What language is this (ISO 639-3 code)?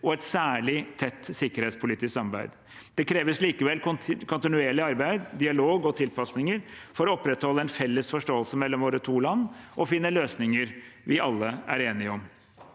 nor